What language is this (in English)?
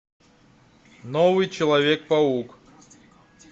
Russian